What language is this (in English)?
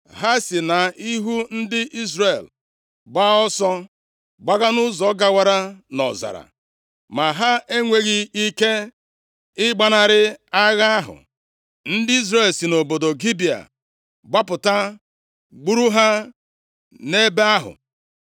Igbo